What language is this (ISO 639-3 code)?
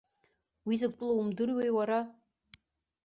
abk